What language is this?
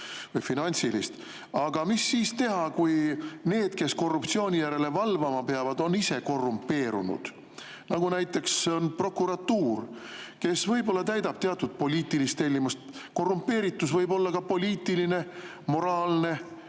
Estonian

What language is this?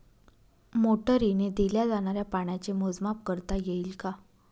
Marathi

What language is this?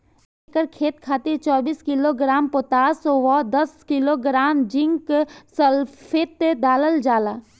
Bhojpuri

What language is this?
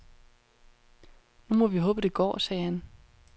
Danish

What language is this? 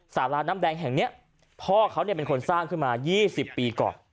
Thai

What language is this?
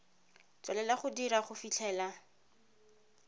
Tswana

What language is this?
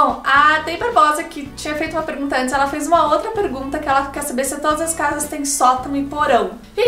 Portuguese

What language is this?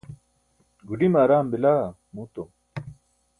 Burushaski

